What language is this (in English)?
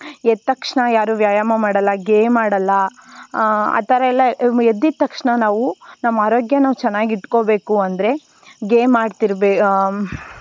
Kannada